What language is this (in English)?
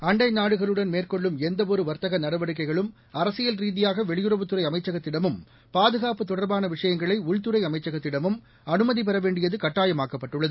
Tamil